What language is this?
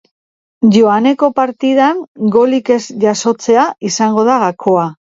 Basque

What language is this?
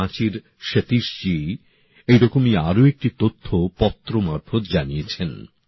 Bangla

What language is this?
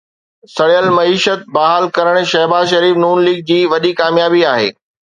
Sindhi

